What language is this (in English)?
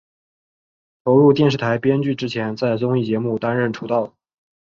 Chinese